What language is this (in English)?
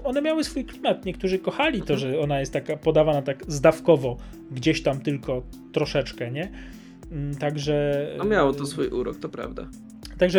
Polish